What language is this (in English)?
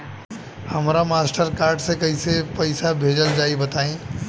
Bhojpuri